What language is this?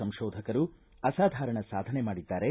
Kannada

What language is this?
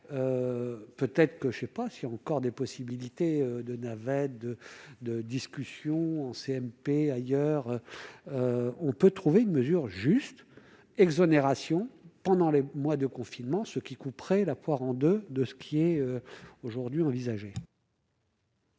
French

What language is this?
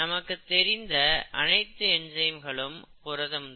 Tamil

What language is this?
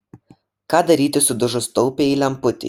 Lithuanian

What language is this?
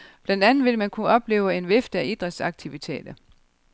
Danish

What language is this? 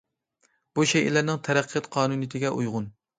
Uyghur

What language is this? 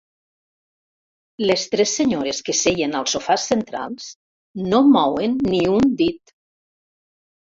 Catalan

